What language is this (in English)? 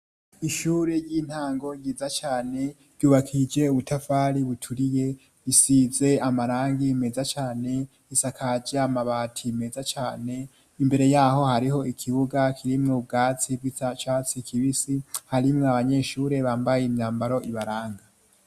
Rundi